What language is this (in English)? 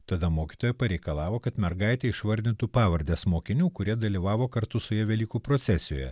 Lithuanian